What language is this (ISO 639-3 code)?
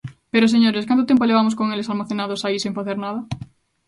glg